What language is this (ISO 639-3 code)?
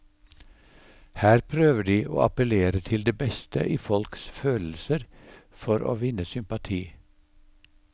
nor